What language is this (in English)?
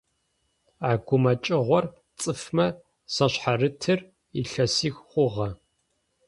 Adyghe